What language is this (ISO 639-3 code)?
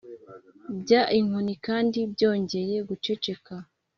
kin